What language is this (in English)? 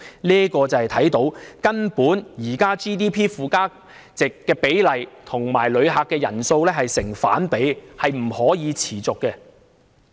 Cantonese